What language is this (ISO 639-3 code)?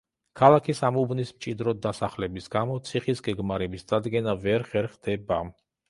kat